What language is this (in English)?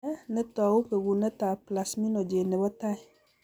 Kalenjin